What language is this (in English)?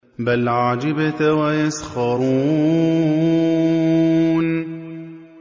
Arabic